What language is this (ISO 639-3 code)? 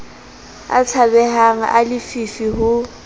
sot